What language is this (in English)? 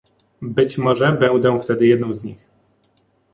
Polish